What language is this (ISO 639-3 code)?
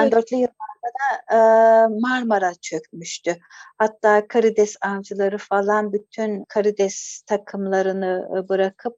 tur